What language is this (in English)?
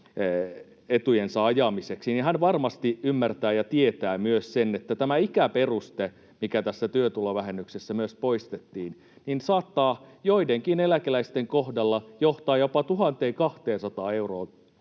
Finnish